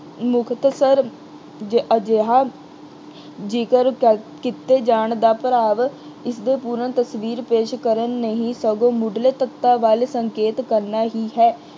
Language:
Punjabi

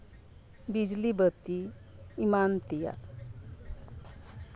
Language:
Santali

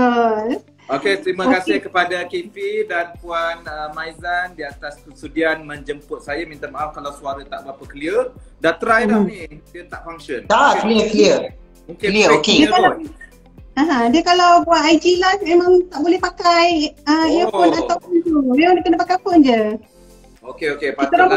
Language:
Malay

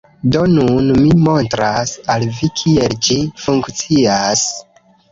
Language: Esperanto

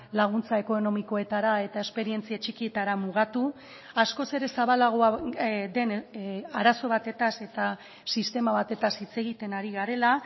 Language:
Basque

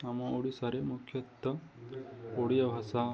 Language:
Odia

